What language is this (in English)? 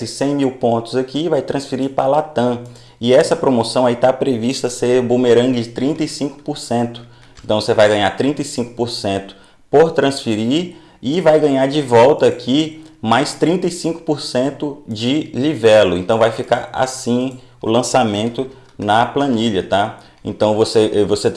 Portuguese